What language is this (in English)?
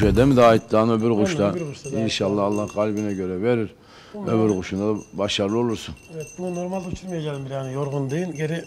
Turkish